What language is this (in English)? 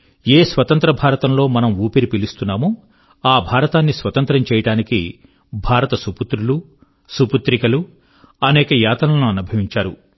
Telugu